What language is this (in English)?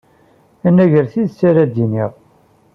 Kabyle